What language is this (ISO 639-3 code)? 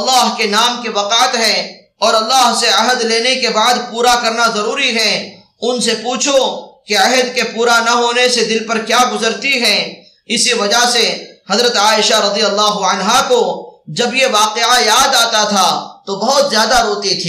ara